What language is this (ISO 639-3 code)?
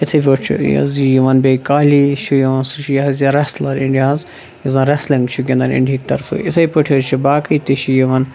kas